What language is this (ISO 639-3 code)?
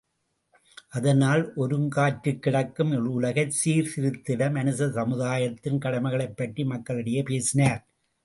tam